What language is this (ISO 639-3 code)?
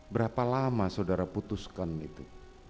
ind